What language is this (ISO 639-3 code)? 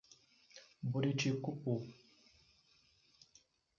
por